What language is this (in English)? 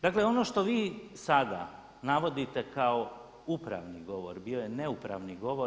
Croatian